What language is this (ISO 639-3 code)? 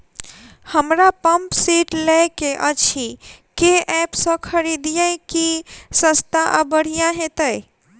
mai